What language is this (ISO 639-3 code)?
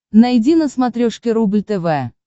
rus